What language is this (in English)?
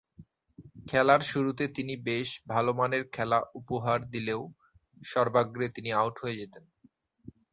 Bangla